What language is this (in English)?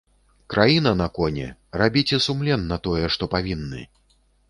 Belarusian